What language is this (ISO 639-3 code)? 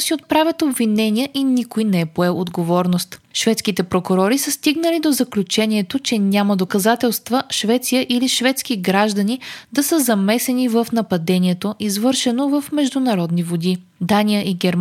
bul